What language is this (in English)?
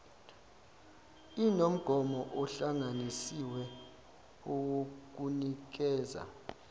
Zulu